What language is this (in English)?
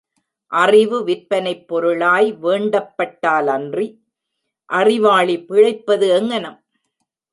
Tamil